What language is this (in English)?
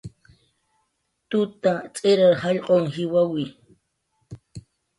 Jaqaru